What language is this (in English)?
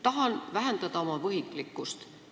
Estonian